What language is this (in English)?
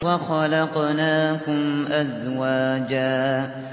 Arabic